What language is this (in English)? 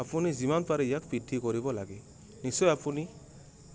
Assamese